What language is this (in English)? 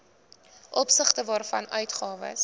Afrikaans